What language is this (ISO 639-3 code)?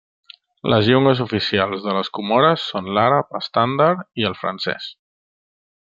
cat